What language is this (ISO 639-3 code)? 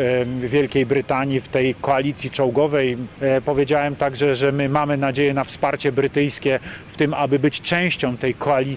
pol